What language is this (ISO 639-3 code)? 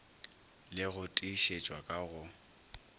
nso